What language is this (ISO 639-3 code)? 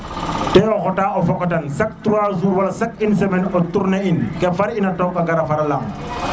srr